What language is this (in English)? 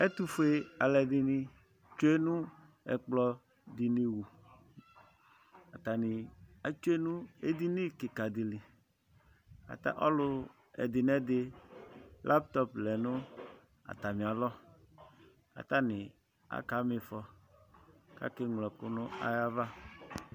Ikposo